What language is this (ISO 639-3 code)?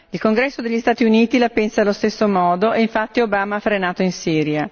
ita